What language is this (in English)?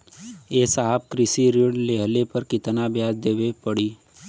Bhojpuri